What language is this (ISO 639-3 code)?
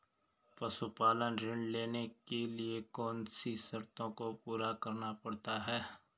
hin